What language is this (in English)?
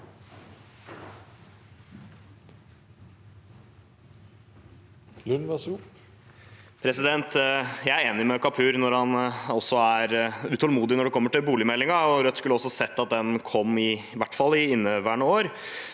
Norwegian